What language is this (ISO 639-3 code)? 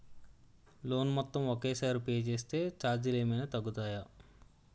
tel